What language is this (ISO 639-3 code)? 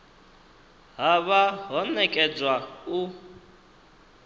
ven